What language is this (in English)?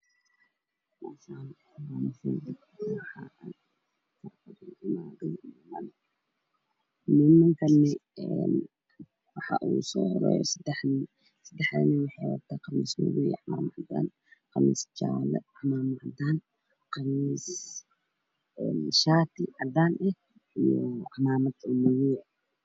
Somali